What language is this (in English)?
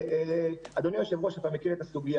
Hebrew